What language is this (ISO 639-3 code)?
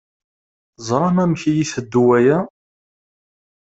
kab